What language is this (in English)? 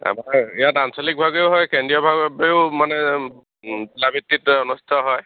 Assamese